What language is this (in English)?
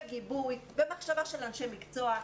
Hebrew